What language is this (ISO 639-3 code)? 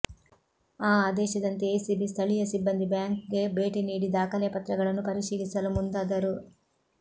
kan